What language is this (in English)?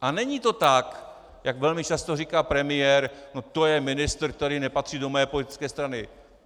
Czech